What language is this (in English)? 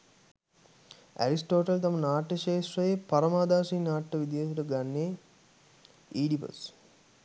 Sinhala